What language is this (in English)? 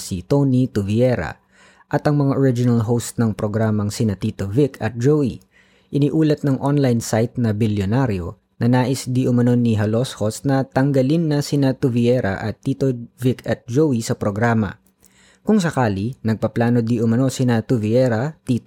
Filipino